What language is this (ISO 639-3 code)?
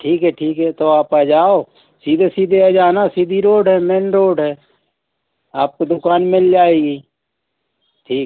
hin